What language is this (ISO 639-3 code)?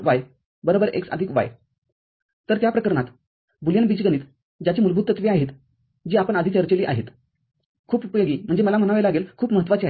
mar